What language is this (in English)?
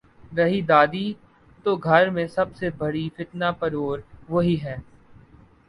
Urdu